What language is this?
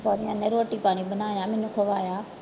Punjabi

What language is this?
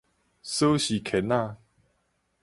Min Nan Chinese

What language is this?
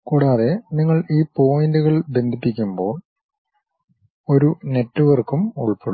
Malayalam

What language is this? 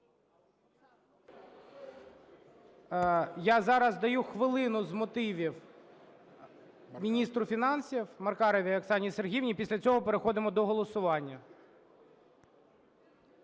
Ukrainian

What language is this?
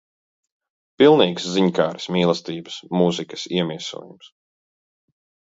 Latvian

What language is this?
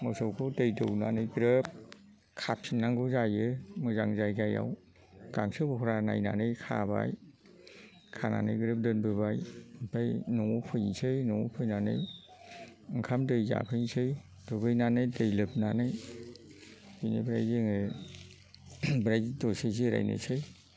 Bodo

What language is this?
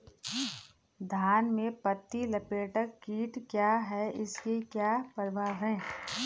Hindi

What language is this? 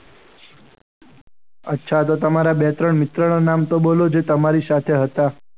Gujarati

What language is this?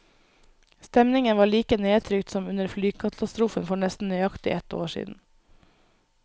Norwegian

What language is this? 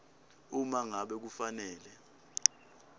Swati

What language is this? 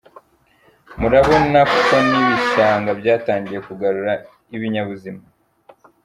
Kinyarwanda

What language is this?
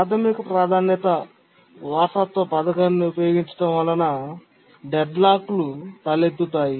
Telugu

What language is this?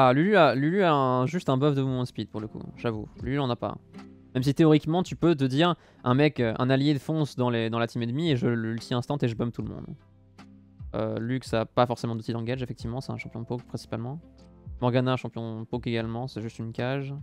French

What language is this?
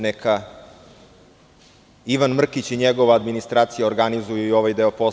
Serbian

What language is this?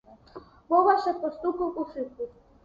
Ukrainian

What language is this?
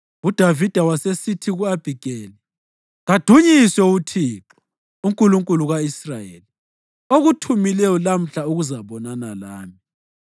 North Ndebele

